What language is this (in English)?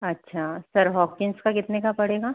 Hindi